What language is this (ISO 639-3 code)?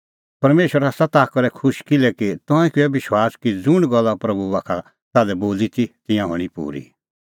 kfx